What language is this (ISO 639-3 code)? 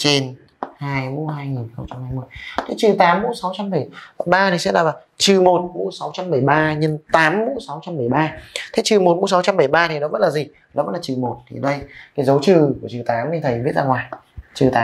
vie